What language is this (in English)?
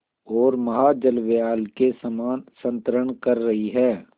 Hindi